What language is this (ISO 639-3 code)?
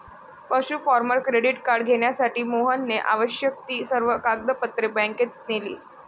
mar